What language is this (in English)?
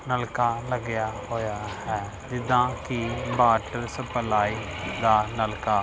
Punjabi